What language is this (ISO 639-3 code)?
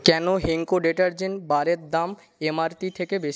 ben